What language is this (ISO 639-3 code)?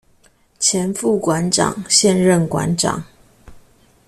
zho